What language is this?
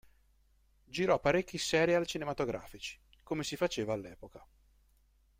Italian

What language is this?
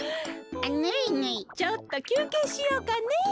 Japanese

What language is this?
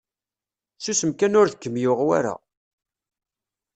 Kabyle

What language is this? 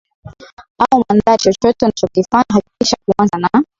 Swahili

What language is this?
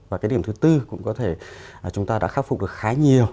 Vietnamese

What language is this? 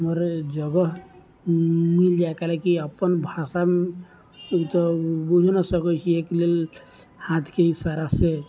Maithili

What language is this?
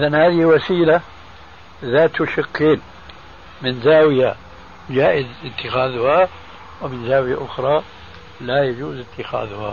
Arabic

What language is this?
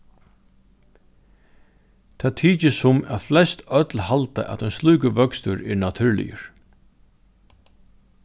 Faroese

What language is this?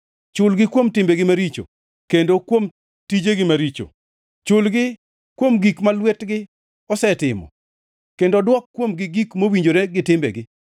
Luo (Kenya and Tanzania)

